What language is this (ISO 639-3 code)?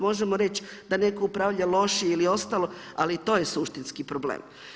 hrv